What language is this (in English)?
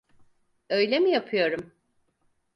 Turkish